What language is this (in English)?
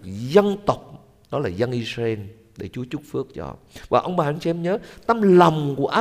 Vietnamese